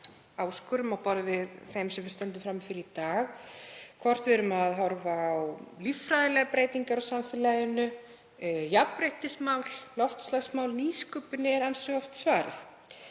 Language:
Icelandic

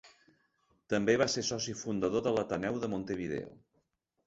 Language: Catalan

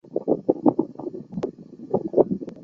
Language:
Chinese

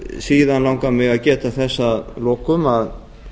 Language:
Icelandic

